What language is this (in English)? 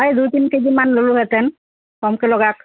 Assamese